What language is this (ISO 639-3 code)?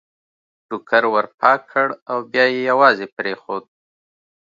pus